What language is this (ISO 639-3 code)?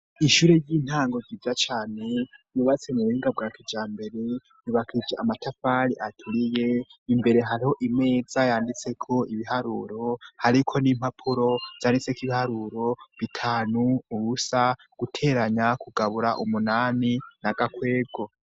run